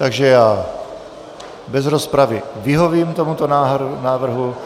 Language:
Czech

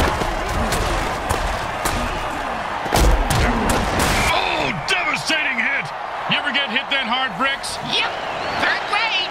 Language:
English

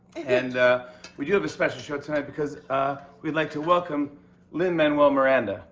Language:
English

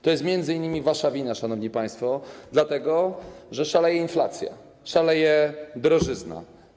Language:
Polish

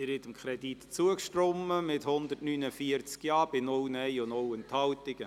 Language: Swiss German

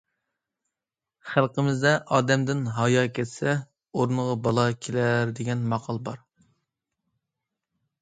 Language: Uyghur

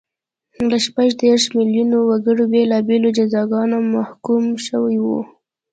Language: Pashto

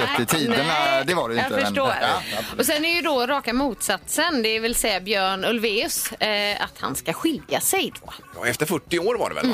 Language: Swedish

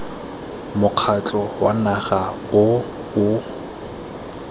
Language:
Tswana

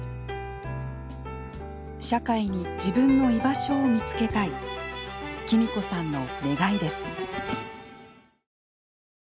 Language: Japanese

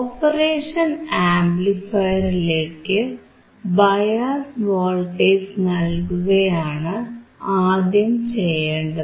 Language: Malayalam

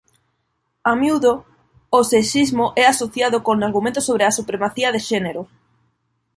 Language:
Galician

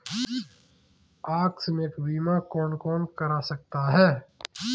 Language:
Hindi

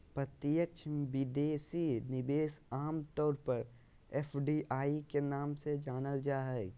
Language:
Magahi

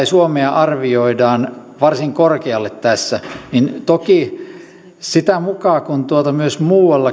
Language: Finnish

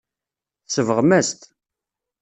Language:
Kabyle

